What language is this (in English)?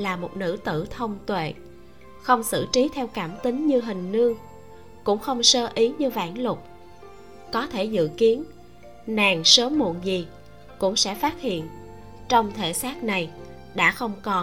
Vietnamese